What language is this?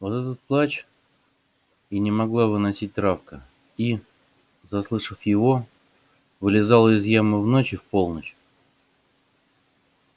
Russian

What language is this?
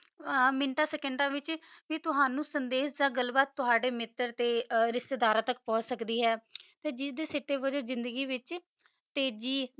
Punjabi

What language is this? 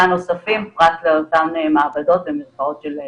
Hebrew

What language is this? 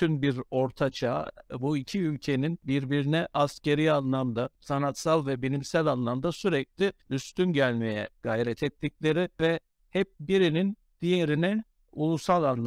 Turkish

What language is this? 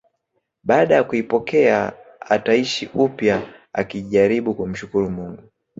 Swahili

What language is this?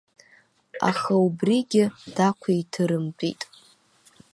Abkhazian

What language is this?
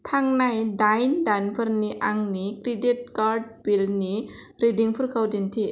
Bodo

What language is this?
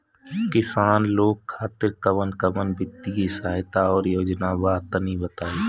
Bhojpuri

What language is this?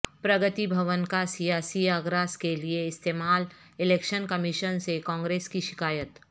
Urdu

